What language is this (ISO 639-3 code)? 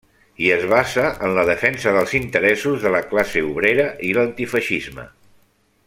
cat